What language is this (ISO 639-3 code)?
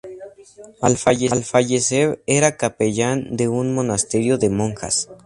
spa